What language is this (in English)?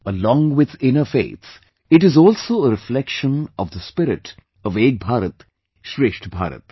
English